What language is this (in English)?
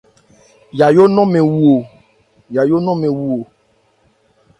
Ebrié